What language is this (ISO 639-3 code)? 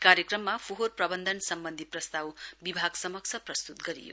nep